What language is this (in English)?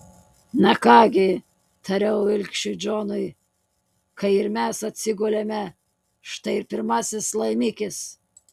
Lithuanian